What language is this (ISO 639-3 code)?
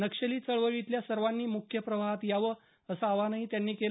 mar